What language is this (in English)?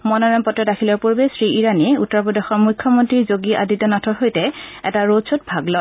Assamese